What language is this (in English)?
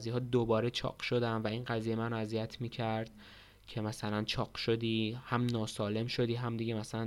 Persian